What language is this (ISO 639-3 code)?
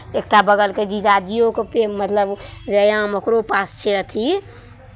mai